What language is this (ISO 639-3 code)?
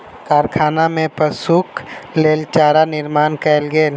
mai